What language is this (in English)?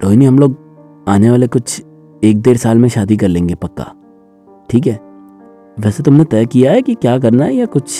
Hindi